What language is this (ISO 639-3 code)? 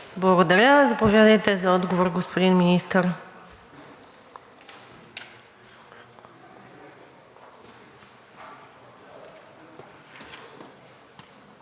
bul